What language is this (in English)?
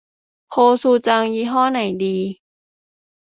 Thai